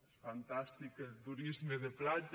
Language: Catalan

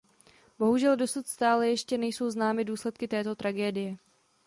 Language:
Czech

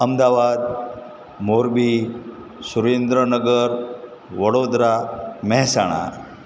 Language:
Gujarati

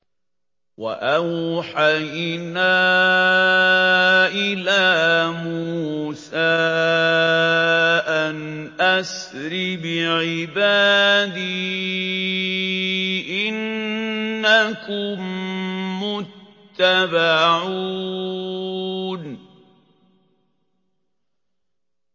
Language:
Arabic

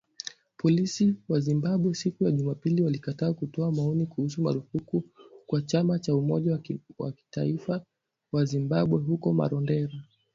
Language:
Swahili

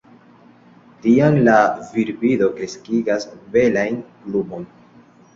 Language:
Esperanto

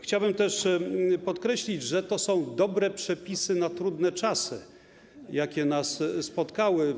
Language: Polish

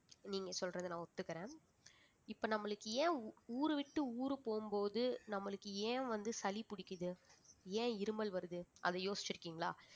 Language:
Tamil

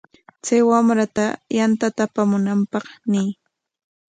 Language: Corongo Ancash Quechua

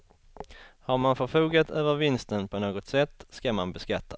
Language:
Swedish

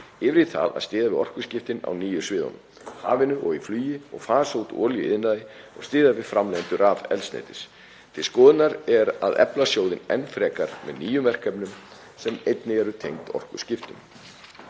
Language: Icelandic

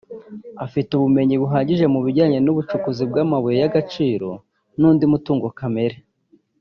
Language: Kinyarwanda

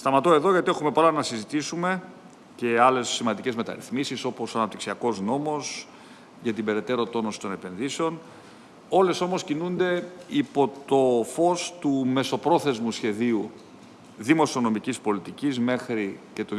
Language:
Greek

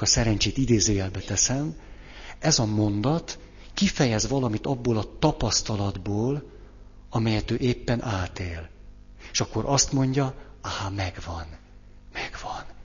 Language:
Hungarian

